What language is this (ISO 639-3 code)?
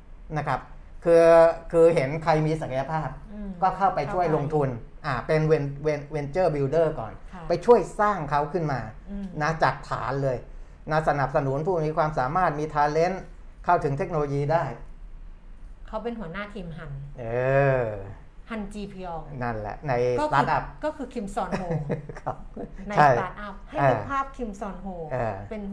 tha